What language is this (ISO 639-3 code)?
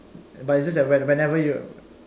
eng